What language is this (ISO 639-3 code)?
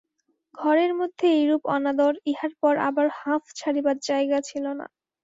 ben